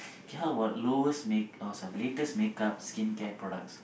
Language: English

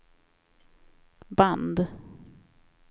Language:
Swedish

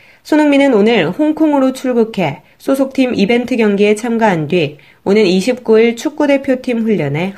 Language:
Korean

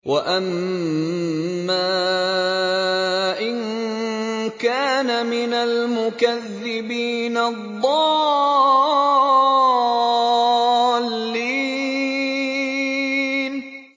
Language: Arabic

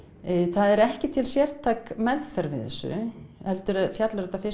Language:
Icelandic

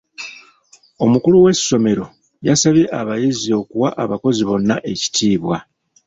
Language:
Ganda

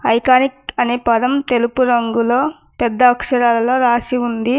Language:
Telugu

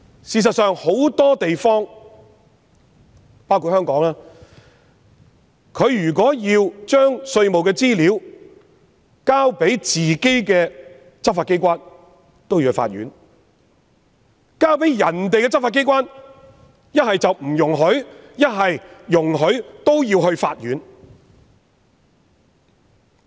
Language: Cantonese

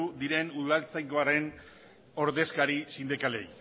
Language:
Basque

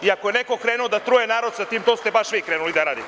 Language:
Serbian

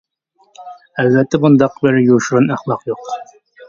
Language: Uyghur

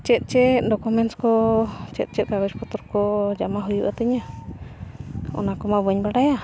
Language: Santali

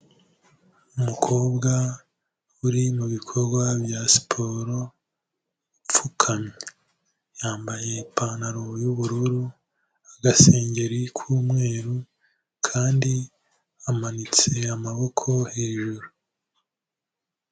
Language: Kinyarwanda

